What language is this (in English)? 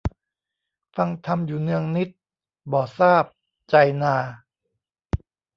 Thai